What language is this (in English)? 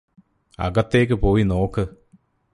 Malayalam